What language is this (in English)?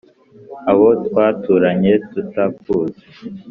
Kinyarwanda